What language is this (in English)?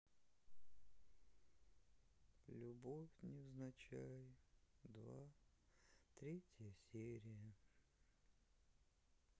Russian